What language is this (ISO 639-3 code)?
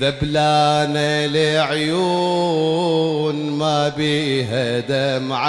ara